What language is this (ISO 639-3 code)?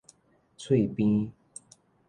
nan